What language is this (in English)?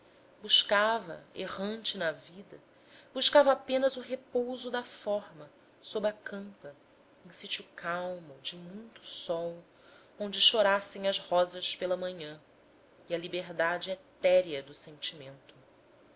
Portuguese